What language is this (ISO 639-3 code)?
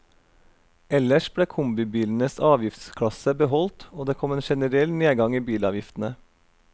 nor